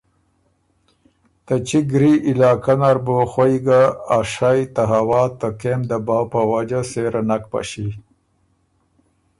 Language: Ormuri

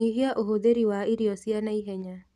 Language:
Kikuyu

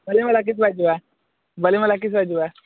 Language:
Odia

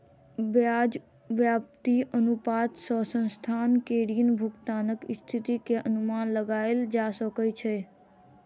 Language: Maithili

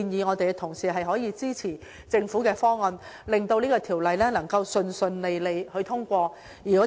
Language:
Cantonese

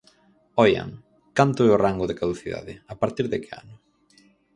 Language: Galician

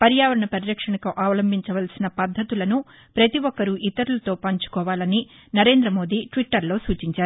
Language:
Telugu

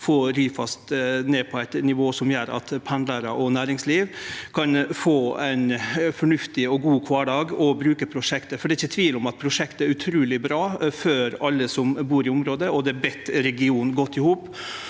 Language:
Norwegian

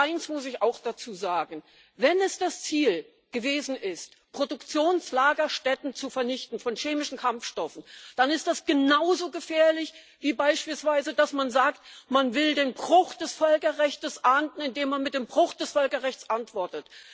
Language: German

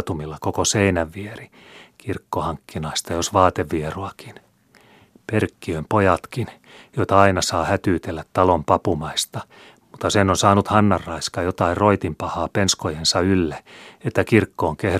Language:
Finnish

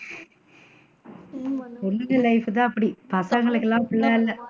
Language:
Tamil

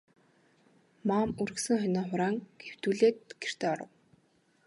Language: Mongolian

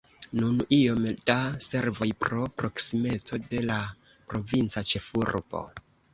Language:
Esperanto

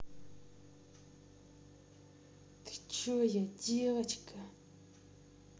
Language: Russian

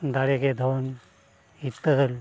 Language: Santali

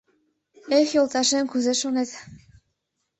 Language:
Mari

